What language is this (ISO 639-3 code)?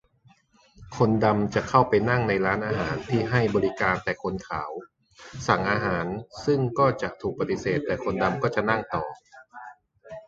tha